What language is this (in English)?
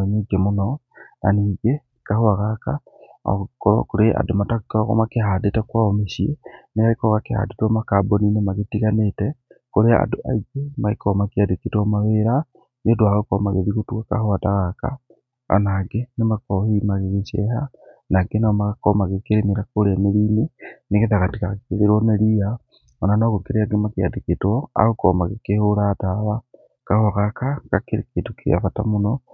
Kikuyu